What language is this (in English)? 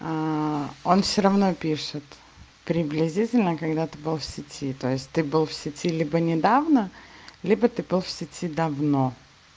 Russian